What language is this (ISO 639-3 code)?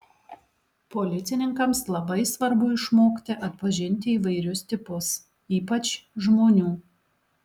lit